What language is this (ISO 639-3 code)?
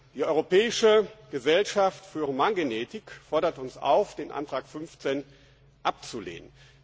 deu